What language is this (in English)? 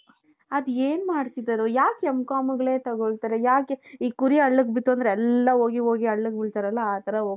Kannada